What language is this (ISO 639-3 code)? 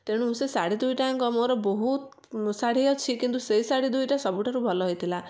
ori